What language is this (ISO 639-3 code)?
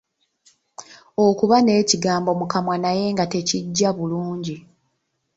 lug